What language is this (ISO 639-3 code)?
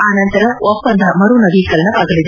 kan